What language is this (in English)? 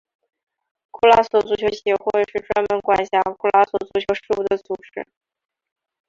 Chinese